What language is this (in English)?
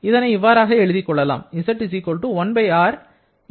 Tamil